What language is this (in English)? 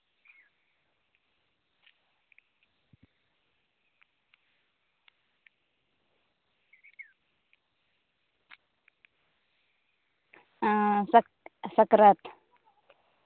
Santali